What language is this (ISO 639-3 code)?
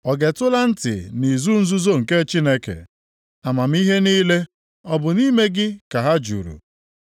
ibo